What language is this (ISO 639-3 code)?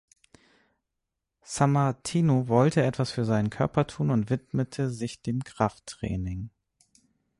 deu